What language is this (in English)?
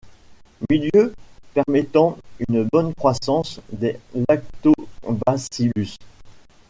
French